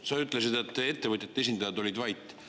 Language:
Estonian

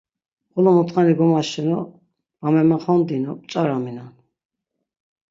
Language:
Laz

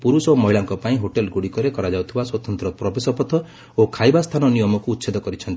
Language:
Odia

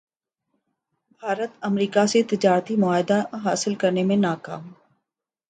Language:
Urdu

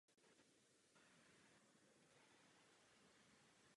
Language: Czech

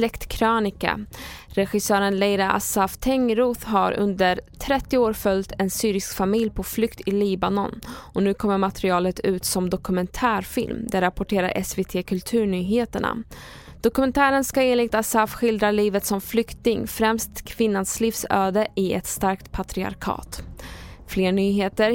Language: Swedish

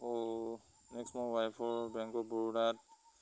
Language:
Assamese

